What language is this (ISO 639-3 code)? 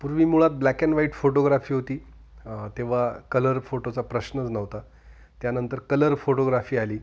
mar